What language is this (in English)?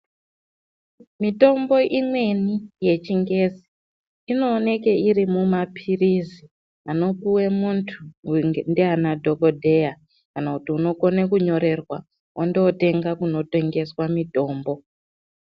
Ndau